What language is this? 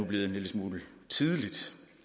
Danish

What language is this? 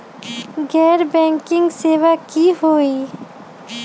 Magahi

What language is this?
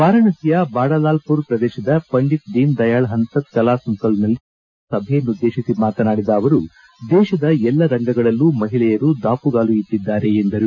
Kannada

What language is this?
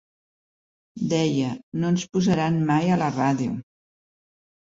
Catalan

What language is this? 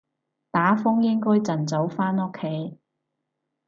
Cantonese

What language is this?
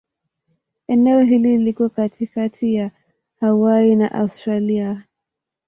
Swahili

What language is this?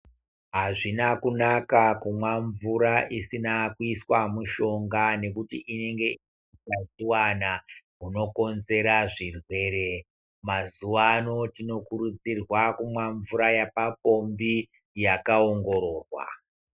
Ndau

